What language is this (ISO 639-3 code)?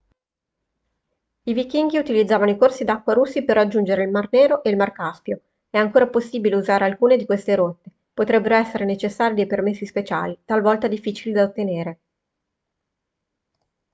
ita